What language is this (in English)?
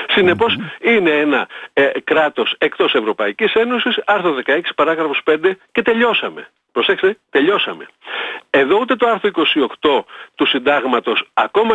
Greek